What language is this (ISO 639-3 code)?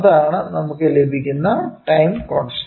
mal